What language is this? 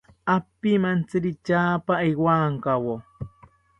South Ucayali Ashéninka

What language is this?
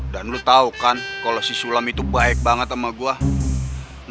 Indonesian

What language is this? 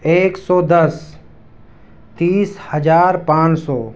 Urdu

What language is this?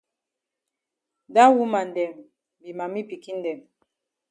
Cameroon Pidgin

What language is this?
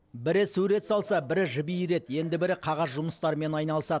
Kazakh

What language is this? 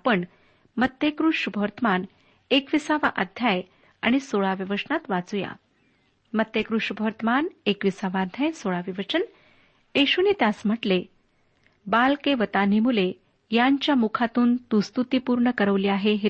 Marathi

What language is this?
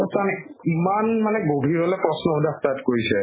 Assamese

